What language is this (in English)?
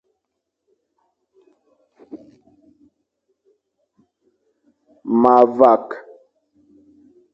Fang